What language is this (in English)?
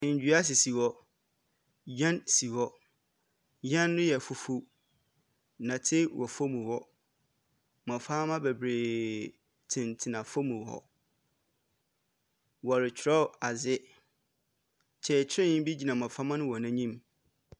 Akan